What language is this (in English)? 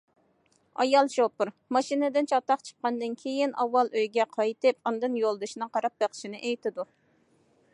Uyghur